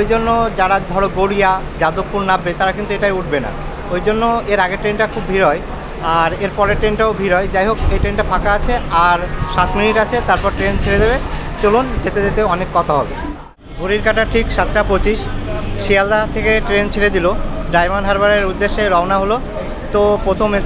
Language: Bangla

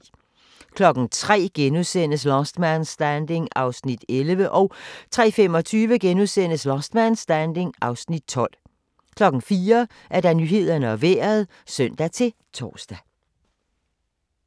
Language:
Danish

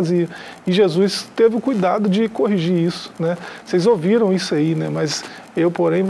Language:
Portuguese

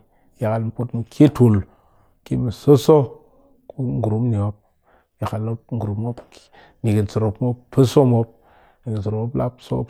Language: Cakfem-Mushere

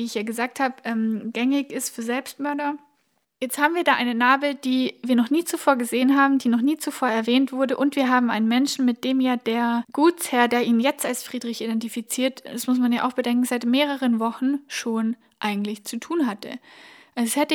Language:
German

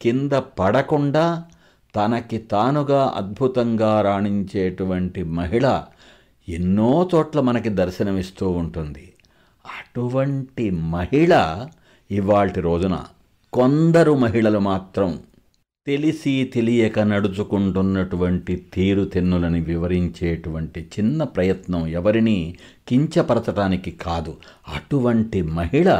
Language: Telugu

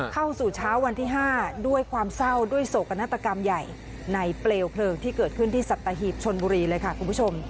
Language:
Thai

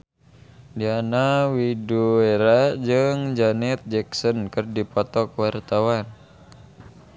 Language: Sundanese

